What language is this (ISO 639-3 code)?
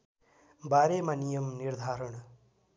nep